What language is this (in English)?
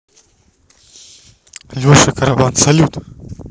Russian